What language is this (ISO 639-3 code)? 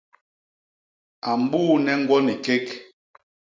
bas